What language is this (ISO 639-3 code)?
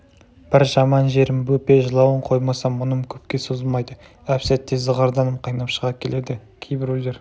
kaz